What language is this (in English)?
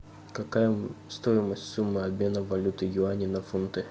Russian